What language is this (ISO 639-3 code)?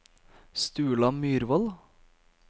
nor